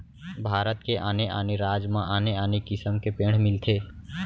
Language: Chhattisgarhi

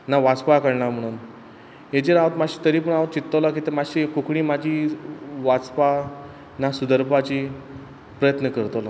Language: Konkani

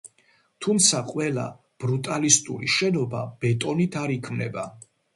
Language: Georgian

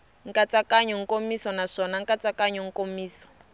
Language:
Tsonga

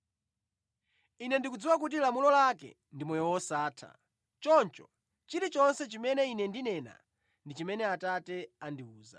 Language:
Nyanja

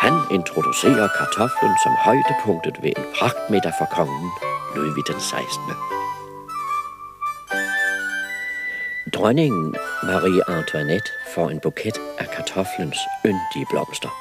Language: Danish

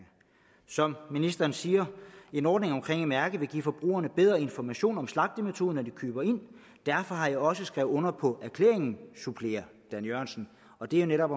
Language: Danish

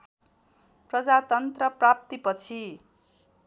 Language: Nepali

